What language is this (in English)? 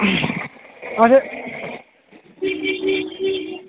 Kashmiri